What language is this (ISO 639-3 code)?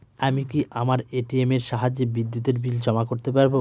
ben